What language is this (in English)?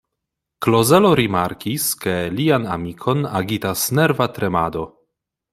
Esperanto